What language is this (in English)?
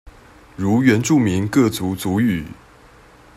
Chinese